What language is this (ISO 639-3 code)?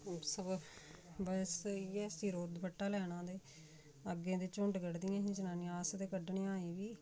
doi